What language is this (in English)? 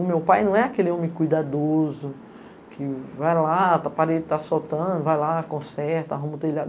Portuguese